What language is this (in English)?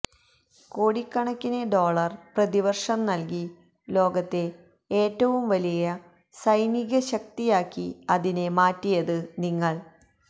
Malayalam